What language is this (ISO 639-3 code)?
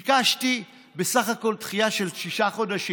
heb